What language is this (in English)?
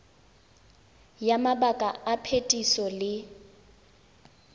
Tswana